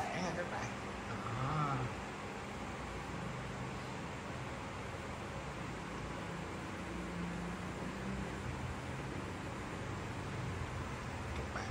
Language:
Vietnamese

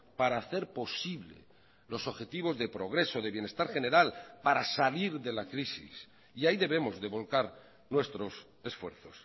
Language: Spanish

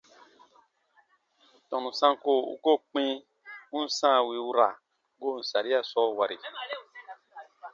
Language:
Baatonum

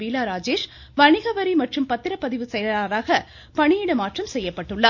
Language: Tamil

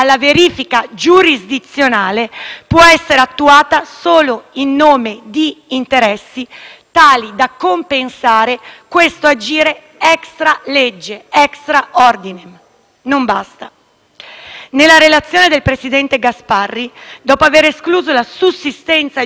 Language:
Italian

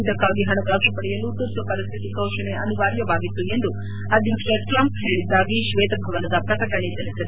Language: Kannada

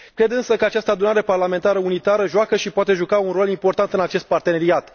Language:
Romanian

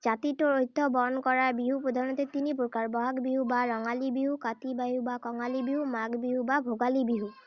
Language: Assamese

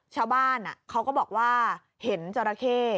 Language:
Thai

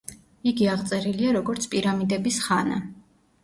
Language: Georgian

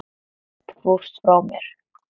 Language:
Icelandic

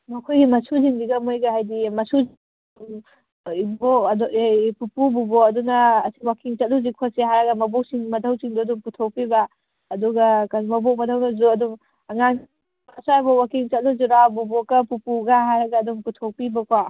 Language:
Manipuri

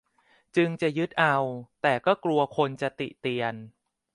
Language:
Thai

